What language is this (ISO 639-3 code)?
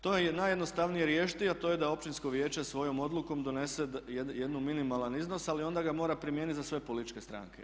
hrv